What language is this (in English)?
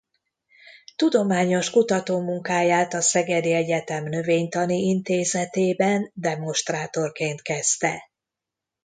Hungarian